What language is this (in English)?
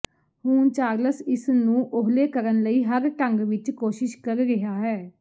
Punjabi